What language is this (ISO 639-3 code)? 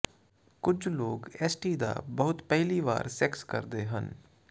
pan